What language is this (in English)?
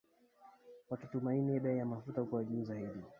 Swahili